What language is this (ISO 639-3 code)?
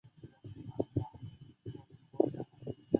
zho